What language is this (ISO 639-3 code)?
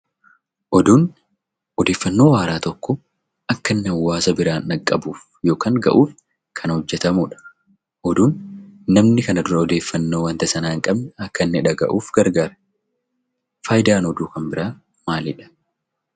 orm